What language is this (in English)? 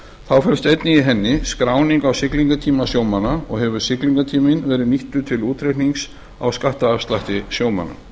Icelandic